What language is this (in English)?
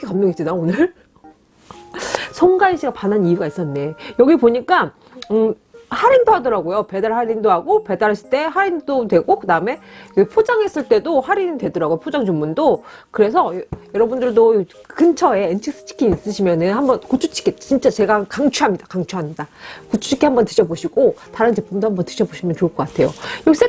Korean